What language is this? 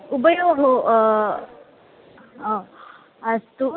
Sanskrit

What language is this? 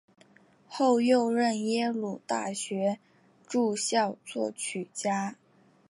Chinese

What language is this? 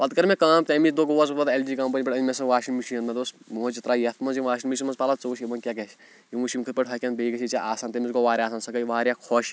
Kashmiri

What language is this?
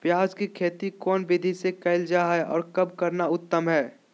Magahi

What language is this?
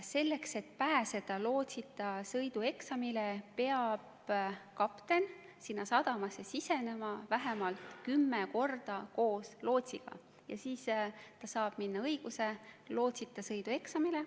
Estonian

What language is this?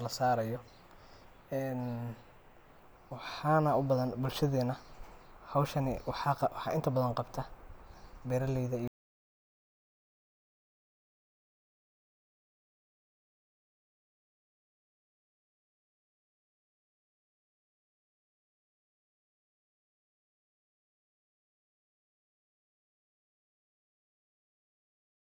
Somali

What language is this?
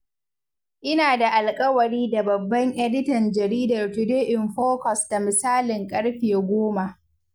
Hausa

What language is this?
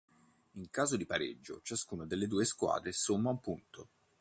Italian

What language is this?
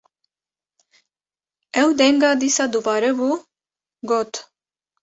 Kurdish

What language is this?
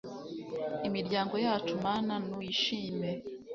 Kinyarwanda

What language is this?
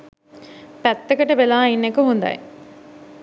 Sinhala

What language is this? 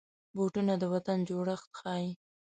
Pashto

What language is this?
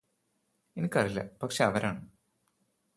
Malayalam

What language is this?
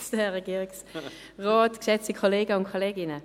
Swiss German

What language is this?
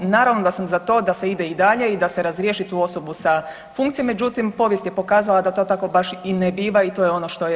Croatian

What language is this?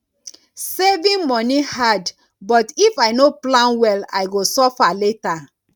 Nigerian Pidgin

